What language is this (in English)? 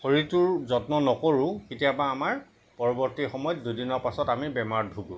Assamese